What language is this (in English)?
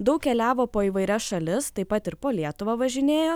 Lithuanian